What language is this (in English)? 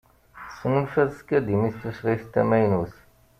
Kabyle